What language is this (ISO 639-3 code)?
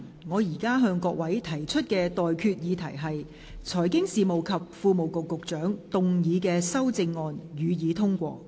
yue